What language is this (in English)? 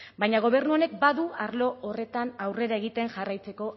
Basque